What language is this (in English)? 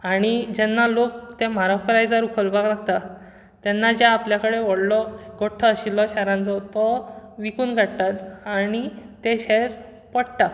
Konkani